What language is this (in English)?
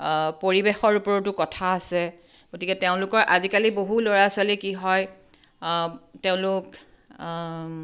Assamese